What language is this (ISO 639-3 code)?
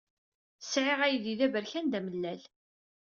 kab